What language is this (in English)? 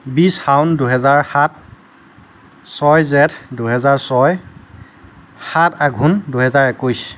Assamese